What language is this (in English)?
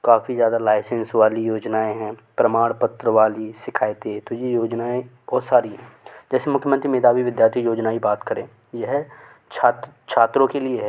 Hindi